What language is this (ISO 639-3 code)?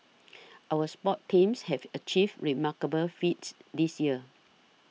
eng